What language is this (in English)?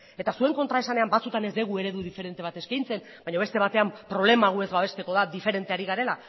Basque